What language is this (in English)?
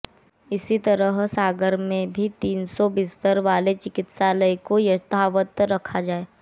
Hindi